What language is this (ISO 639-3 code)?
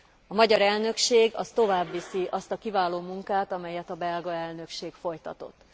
hun